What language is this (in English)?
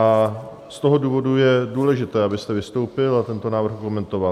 Czech